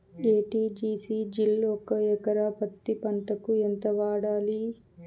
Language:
Telugu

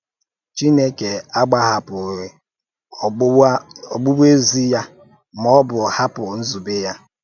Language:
Igbo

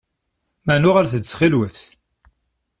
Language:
Kabyle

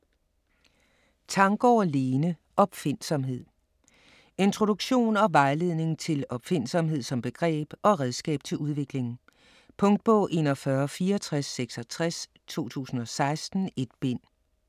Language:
Danish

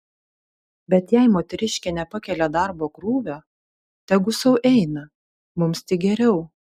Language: Lithuanian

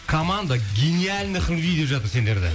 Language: Kazakh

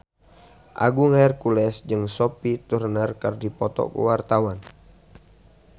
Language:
Sundanese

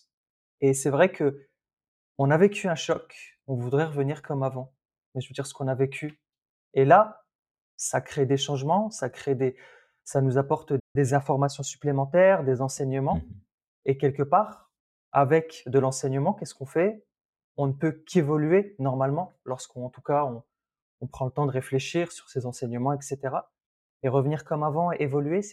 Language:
French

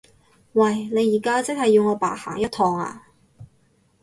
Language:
Cantonese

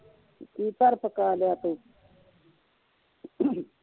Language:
Punjabi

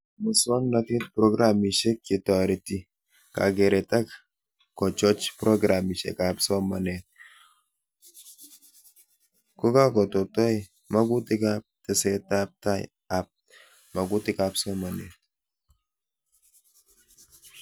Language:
Kalenjin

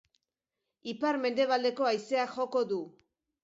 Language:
Basque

